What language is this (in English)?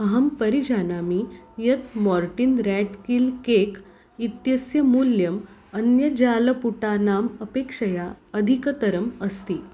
Sanskrit